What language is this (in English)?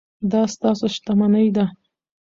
Pashto